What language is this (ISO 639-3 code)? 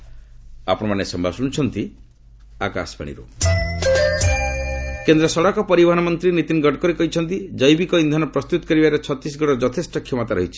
ori